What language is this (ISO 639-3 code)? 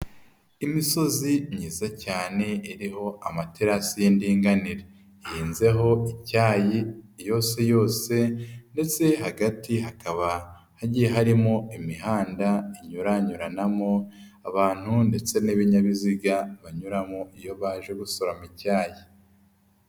kin